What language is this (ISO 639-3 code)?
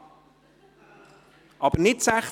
gsw